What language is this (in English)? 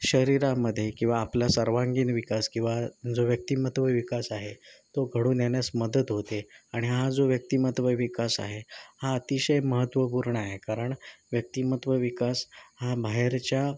Marathi